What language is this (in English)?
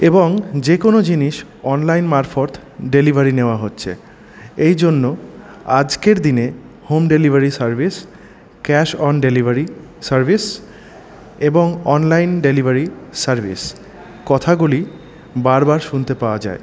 Bangla